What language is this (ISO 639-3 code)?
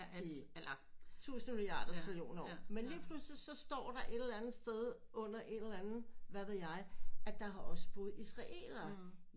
dan